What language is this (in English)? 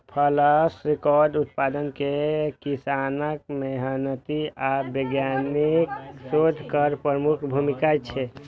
Maithili